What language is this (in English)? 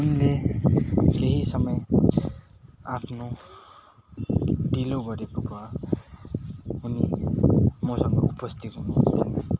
Nepali